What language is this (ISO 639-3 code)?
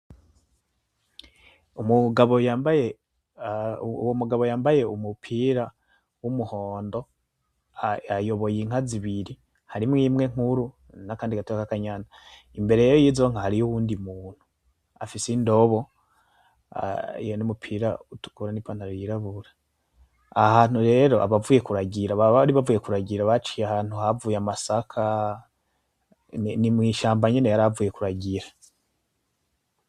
run